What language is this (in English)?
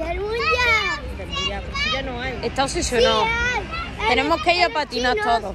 Spanish